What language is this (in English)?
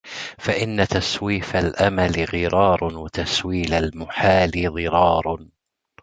Arabic